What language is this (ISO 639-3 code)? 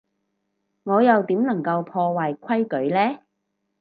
yue